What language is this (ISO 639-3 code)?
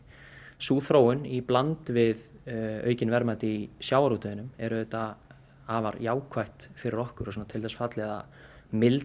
isl